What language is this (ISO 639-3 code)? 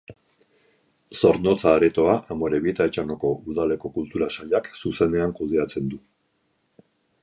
eus